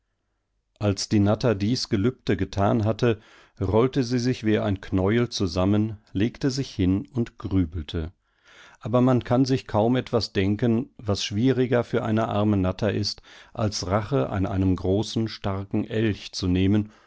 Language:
German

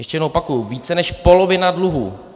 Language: Czech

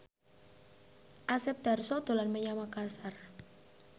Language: Javanese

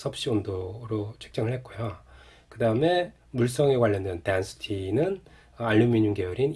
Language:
Korean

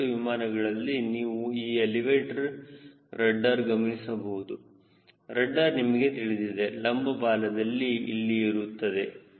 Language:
Kannada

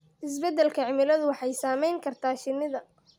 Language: Somali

